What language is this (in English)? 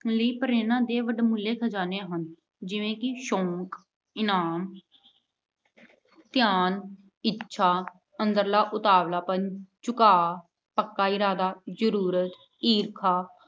Punjabi